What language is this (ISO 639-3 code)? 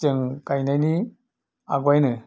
brx